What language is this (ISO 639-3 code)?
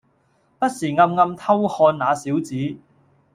yue